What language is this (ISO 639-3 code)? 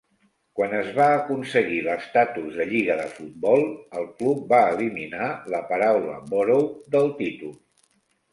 cat